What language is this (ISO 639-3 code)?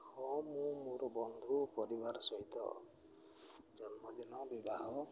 ori